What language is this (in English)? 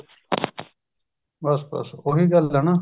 Punjabi